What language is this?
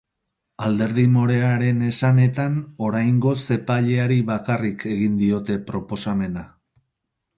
Basque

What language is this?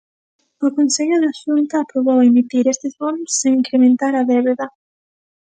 Galician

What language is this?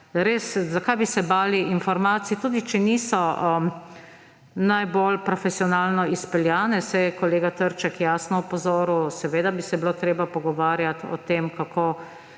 Slovenian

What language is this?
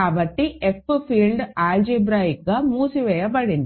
Telugu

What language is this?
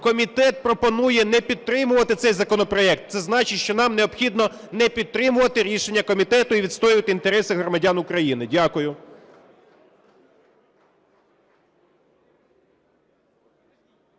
Ukrainian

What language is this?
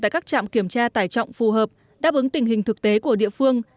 Vietnamese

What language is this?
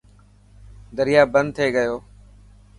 Dhatki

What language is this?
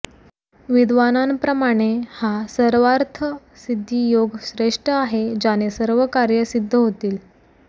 Marathi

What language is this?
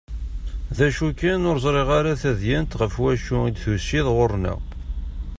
Kabyle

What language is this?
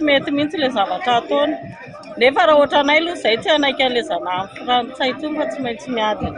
Romanian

